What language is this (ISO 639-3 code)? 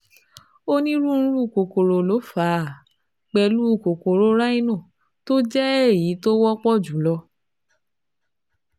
yor